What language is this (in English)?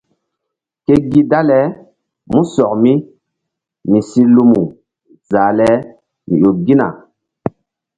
Mbum